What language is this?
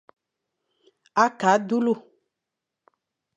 Fang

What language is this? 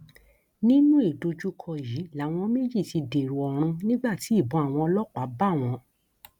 Yoruba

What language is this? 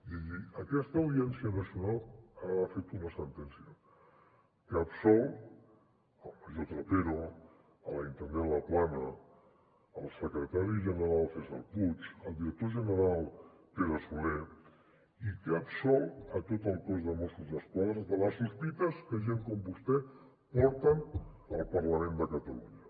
Catalan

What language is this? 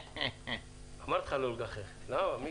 Hebrew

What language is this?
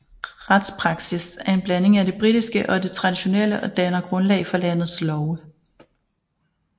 Danish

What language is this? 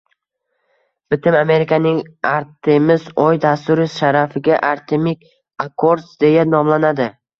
Uzbek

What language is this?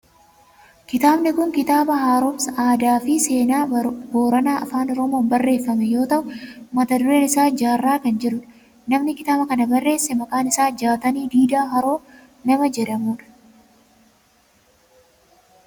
Oromo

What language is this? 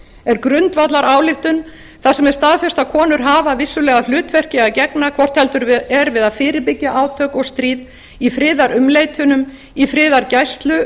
Icelandic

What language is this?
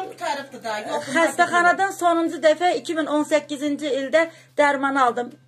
Turkish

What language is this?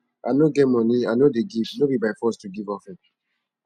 Nigerian Pidgin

